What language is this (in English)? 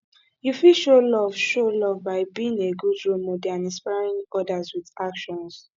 Nigerian Pidgin